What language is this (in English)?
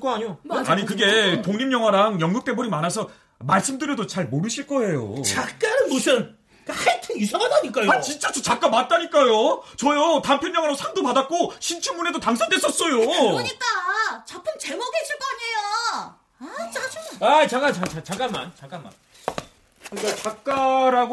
Korean